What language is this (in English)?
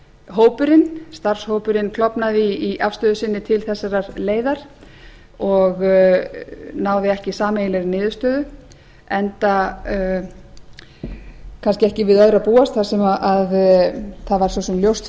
Icelandic